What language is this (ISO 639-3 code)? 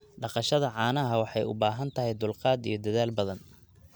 som